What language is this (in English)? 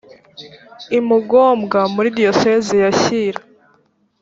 Kinyarwanda